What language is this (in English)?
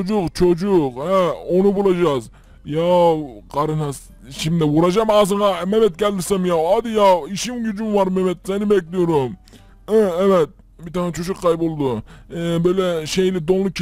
Turkish